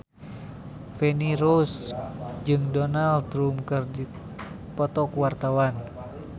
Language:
Sundanese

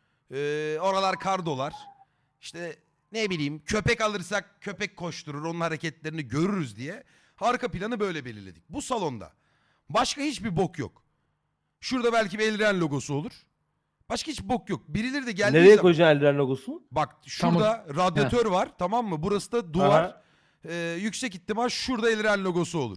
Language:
Turkish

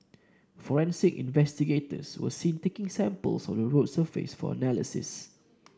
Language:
English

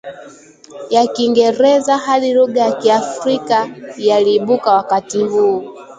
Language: Swahili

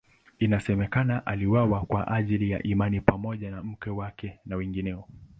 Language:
Swahili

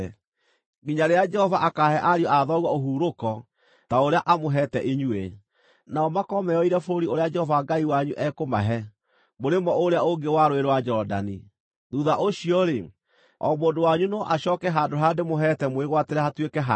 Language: Kikuyu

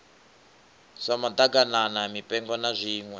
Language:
Venda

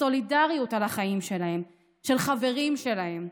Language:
Hebrew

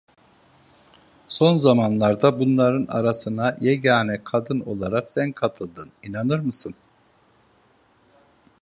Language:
Turkish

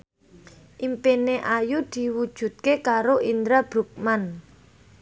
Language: Javanese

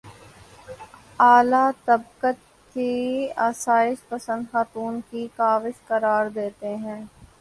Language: Urdu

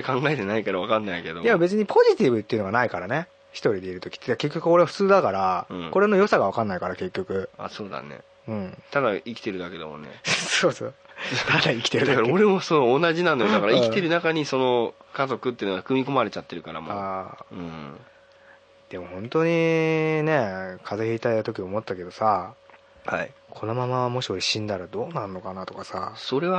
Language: Japanese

